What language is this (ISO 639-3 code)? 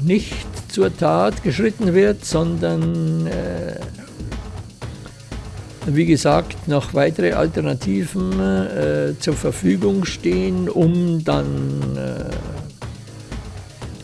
deu